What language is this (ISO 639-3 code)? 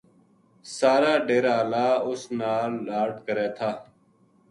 gju